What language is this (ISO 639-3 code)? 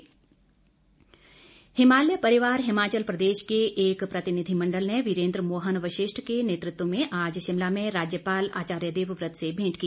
hin